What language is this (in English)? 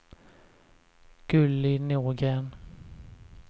Swedish